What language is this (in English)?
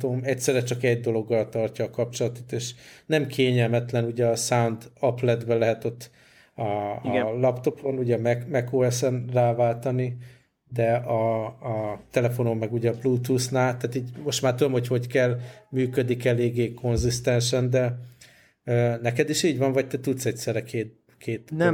Hungarian